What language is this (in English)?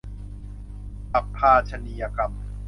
Thai